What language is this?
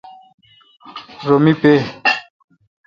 Kalkoti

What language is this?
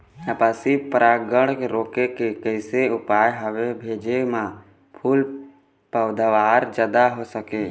Chhattisgarhi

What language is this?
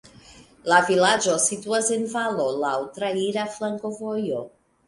Esperanto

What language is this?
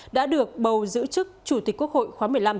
Vietnamese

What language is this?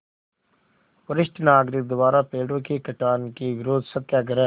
Hindi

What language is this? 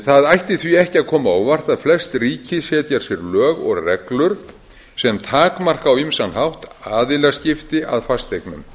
Icelandic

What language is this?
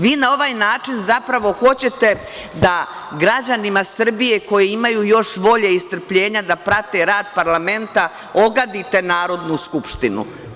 Serbian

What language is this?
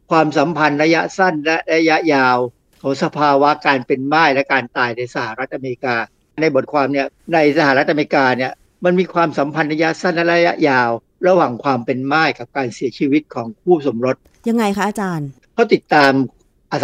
Thai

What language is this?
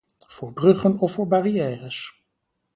Dutch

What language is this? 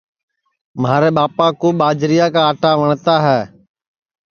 Sansi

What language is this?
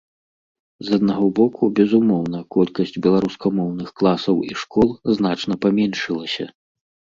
Belarusian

